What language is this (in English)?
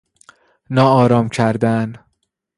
Persian